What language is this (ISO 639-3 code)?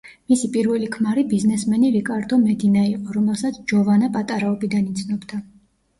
kat